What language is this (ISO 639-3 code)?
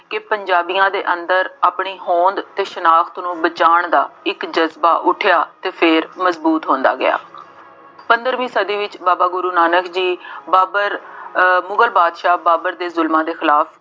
pan